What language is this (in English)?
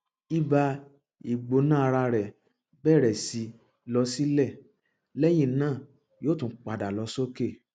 Yoruba